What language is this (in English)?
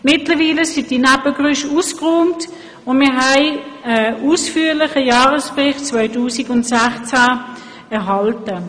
Swiss German